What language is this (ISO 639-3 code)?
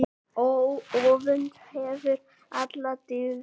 isl